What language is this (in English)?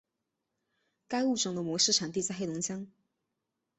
Chinese